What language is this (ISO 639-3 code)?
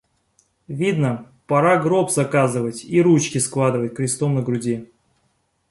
rus